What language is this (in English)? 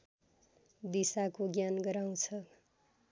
Nepali